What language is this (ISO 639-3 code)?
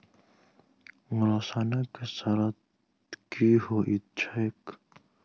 mai